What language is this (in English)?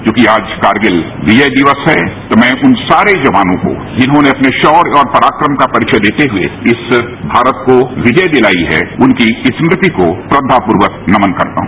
Hindi